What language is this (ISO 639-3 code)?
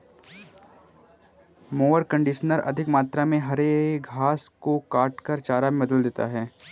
hin